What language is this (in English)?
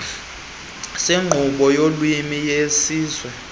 Xhosa